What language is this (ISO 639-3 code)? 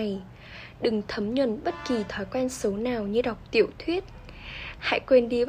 vie